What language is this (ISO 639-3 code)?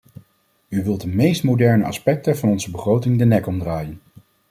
nld